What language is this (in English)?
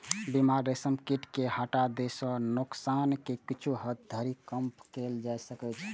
Maithili